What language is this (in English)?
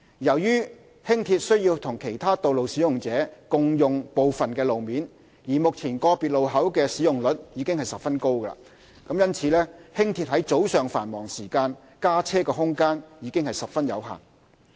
Cantonese